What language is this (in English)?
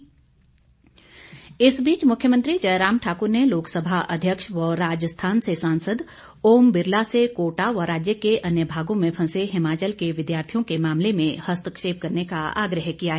Hindi